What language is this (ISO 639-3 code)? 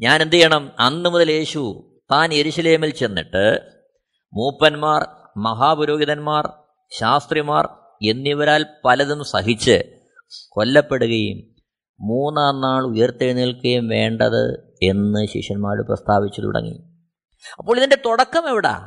mal